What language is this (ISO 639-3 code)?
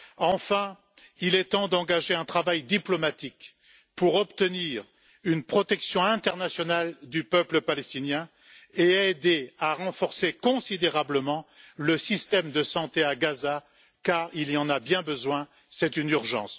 fra